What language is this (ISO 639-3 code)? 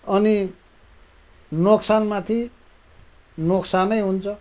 nep